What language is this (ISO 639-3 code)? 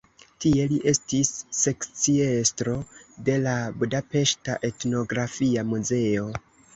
epo